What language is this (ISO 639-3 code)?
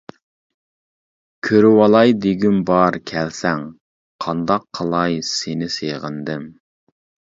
uig